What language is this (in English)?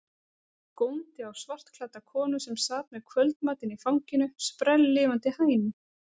Icelandic